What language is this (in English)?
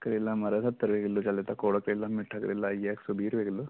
Dogri